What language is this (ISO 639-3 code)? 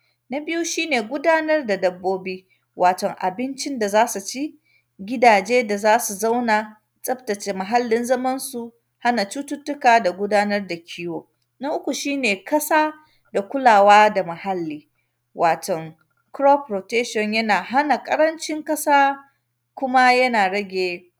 hau